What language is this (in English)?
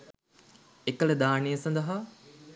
Sinhala